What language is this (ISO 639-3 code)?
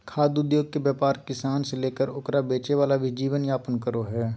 mag